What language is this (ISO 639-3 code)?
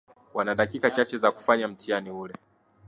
swa